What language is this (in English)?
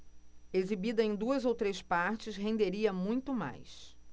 Portuguese